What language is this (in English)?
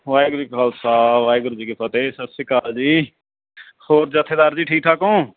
Punjabi